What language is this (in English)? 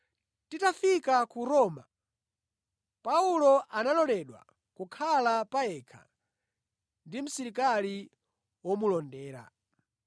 Nyanja